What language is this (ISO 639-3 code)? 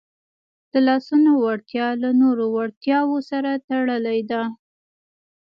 pus